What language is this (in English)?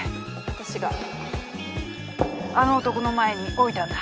Japanese